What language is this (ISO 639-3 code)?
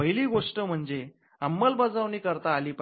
mar